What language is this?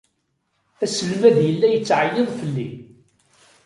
Kabyle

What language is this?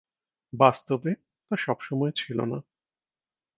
Bangla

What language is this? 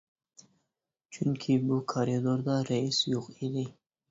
Uyghur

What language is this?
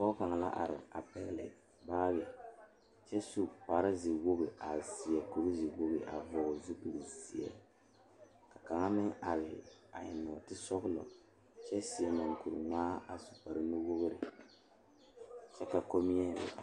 Southern Dagaare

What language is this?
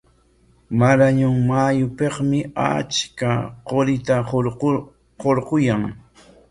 Corongo Ancash Quechua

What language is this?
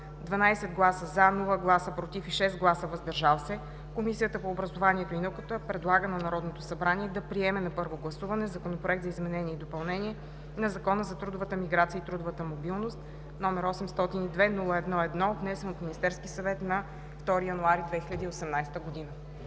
Bulgarian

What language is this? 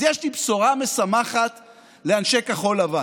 Hebrew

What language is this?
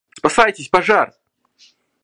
Russian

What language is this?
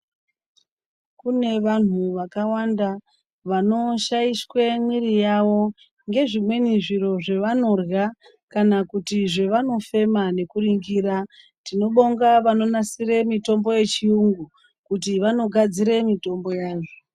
Ndau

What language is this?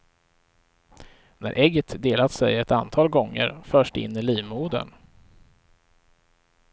Swedish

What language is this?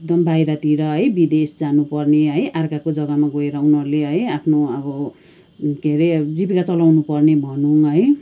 Nepali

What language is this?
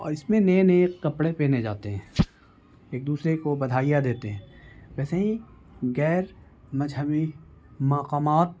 Urdu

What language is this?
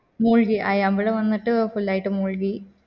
Malayalam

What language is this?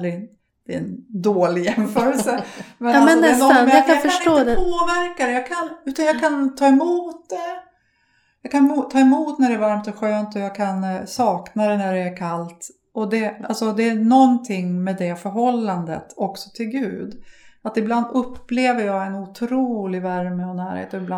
Swedish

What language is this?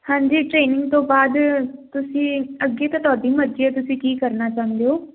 Punjabi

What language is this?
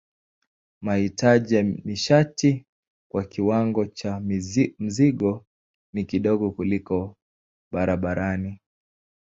Swahili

